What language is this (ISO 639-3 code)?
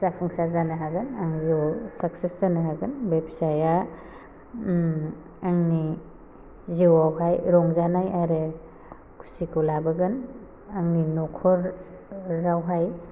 brx